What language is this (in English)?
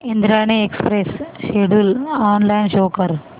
Marathi